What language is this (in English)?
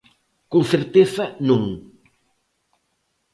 Galician